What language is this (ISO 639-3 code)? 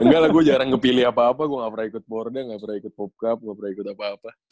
ind